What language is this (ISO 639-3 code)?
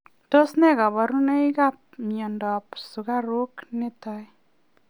kln